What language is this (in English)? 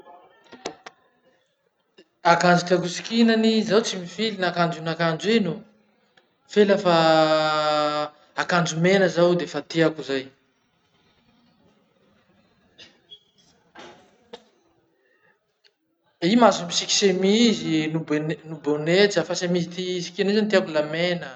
Masikoro Malagasy